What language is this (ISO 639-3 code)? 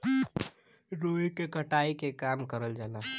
bho